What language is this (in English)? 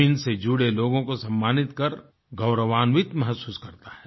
Hindi